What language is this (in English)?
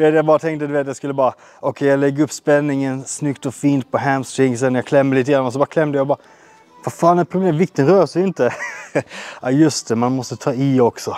Swedish